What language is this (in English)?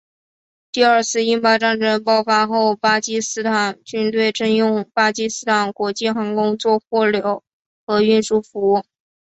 Chinese